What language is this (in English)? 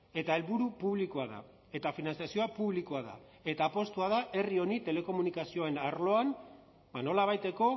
Basque